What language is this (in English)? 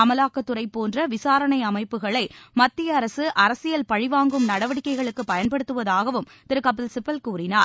Tamil